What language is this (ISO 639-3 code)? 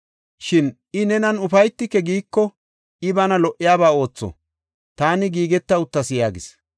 gof